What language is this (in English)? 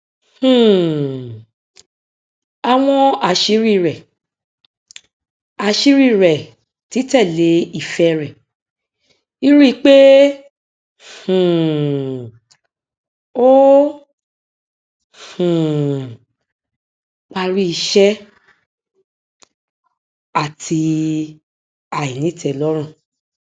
Yoruba